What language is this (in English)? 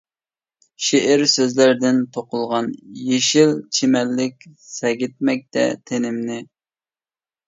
Uyghur